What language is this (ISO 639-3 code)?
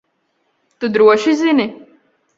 lav